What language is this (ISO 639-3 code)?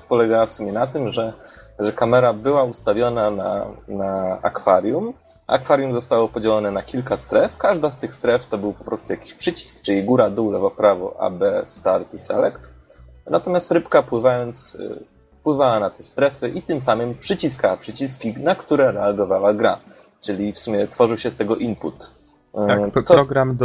pol